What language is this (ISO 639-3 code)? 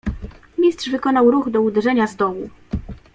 pol